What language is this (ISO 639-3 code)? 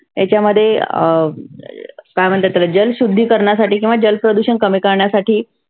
mar